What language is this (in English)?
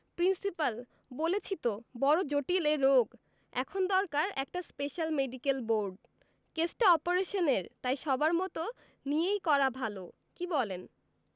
Bangla